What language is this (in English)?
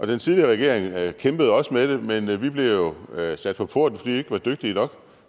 Danish